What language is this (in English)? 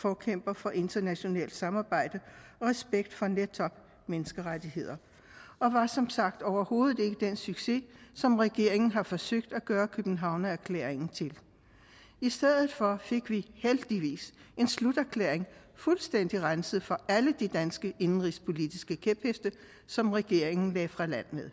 Danish